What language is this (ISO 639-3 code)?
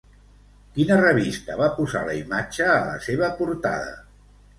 cat